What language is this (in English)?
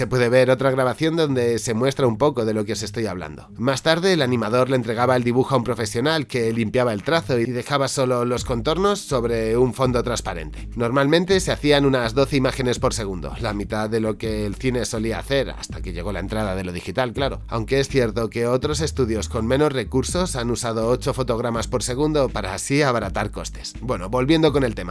Spanish